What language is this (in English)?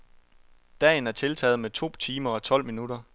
Danish